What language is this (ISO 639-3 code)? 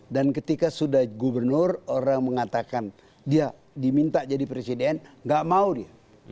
ind